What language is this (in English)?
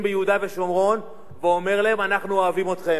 Hebrew